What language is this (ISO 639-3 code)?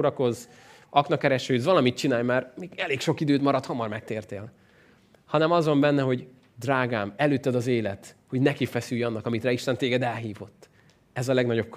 hun